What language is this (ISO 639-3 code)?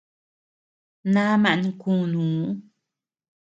cux